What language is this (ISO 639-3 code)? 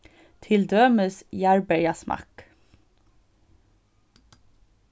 fao